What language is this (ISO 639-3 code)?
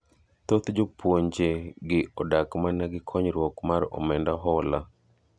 luo